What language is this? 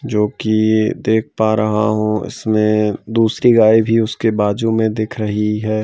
Hindi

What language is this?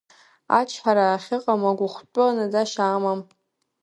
Abkhazian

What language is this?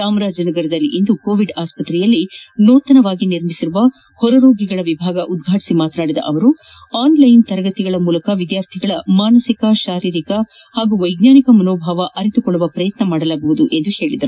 Kannada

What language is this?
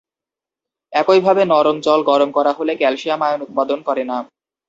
Bangla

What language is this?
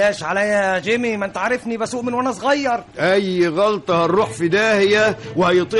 Arabic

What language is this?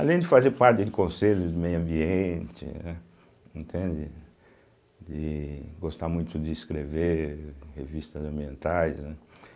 Portuguese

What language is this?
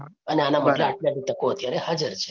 Gujarati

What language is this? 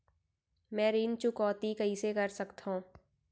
Chhattisgarhi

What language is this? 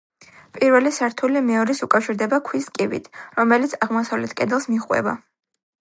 Georgian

